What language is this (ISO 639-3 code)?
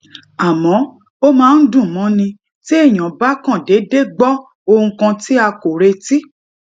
yor